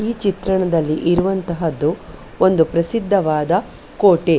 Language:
Kannada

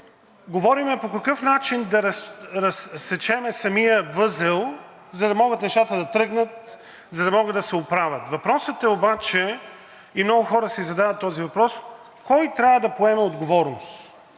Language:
Bulgarian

